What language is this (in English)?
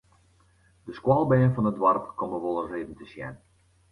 Western Frisian